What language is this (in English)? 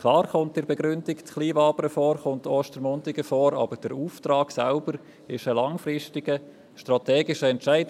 Swiss German